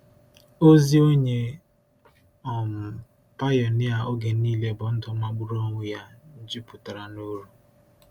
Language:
Igbo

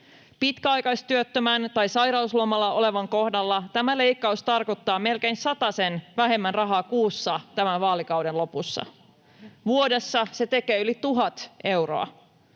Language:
Finnish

